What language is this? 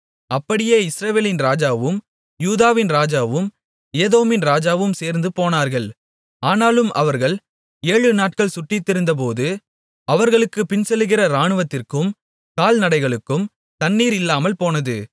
Tamil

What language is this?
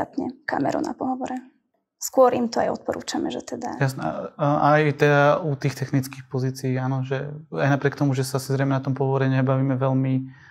Slovak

